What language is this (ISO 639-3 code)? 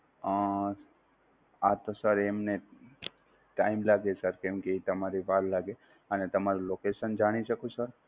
guj